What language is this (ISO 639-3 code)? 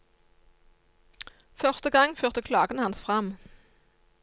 nor